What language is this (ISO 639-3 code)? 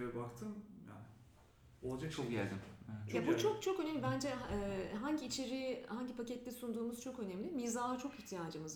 tur